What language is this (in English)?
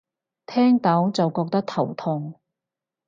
Cantonese